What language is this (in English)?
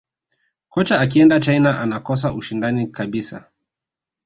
Swahili